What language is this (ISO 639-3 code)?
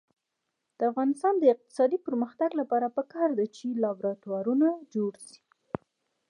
pus